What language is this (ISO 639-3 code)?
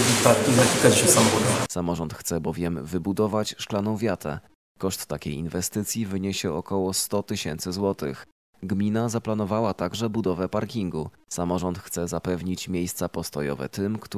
pol